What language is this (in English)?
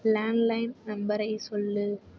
Tamil